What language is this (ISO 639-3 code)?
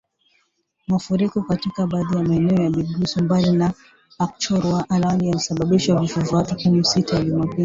swa